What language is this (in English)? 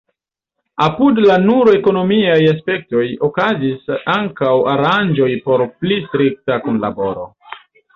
Esperanto